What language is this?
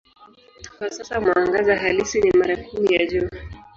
Swahili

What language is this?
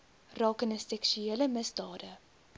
Afrikaans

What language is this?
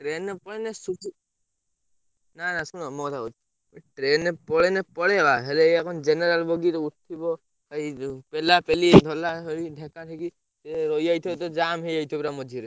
Odia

